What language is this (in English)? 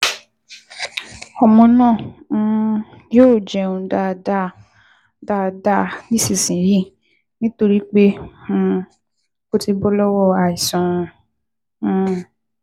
Yoruba